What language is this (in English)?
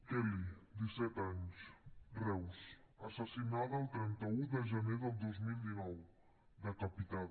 Catalan